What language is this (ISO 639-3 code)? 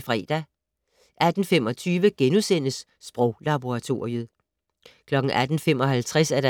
dan